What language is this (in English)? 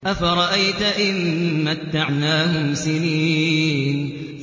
Arabic